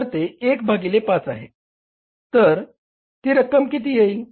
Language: Marathi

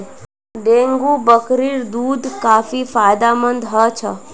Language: Magahi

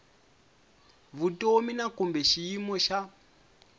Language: Tsonga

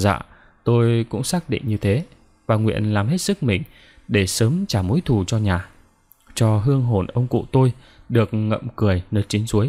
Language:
Vietnamese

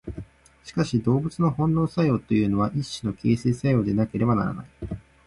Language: Japanese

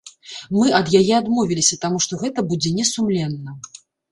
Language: Belarusian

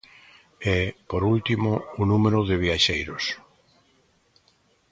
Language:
Galician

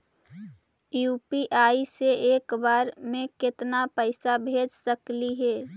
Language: Magahi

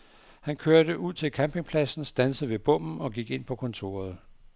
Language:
Danish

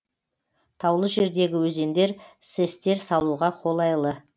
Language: Kazakh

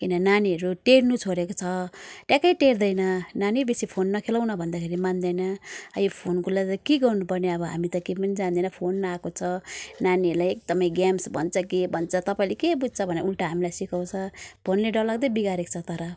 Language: Nepali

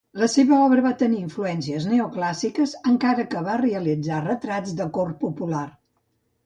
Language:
Catalan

